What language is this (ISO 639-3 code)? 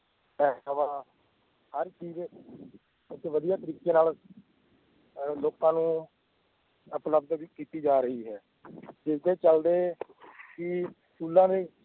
pan